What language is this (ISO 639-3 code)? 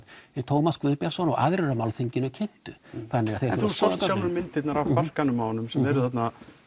isl